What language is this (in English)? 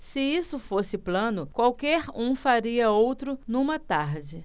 Portuguese